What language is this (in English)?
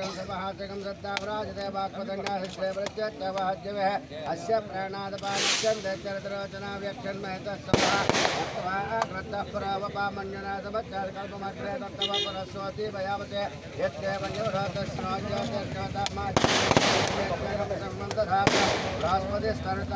Indonesian